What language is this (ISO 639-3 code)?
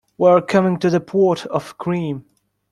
eng